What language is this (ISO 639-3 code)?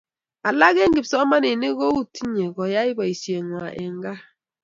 kln